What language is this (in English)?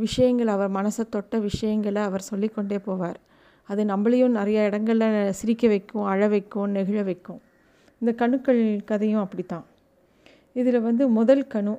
Tamil